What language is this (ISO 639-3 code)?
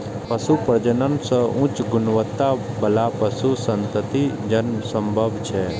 mai